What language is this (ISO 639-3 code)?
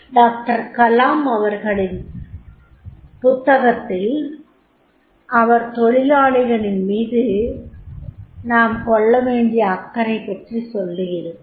tam